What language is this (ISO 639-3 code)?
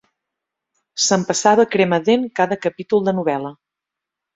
cat